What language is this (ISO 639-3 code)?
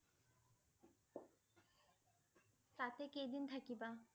asm